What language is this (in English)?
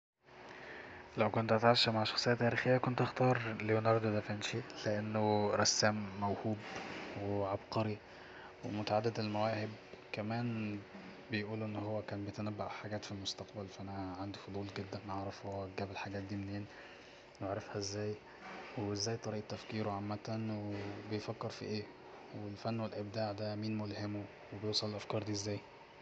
Egyptian Arabic